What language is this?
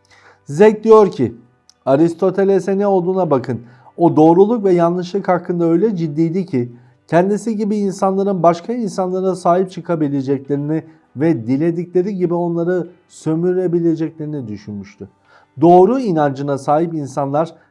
Turkish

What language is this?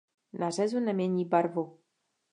Czech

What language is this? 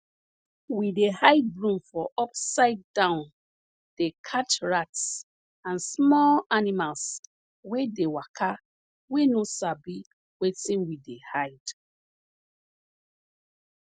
Nigerian Pidgin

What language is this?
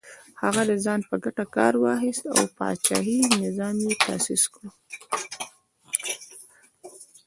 Pashto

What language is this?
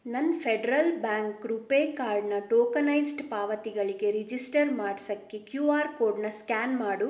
Kannada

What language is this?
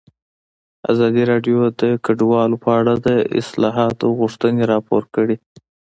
Pashto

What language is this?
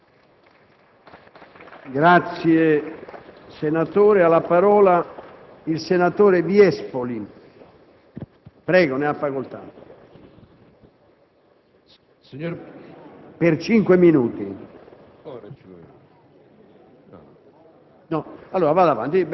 Italian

